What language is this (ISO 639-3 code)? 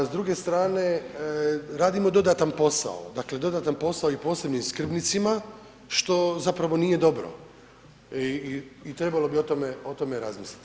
hrv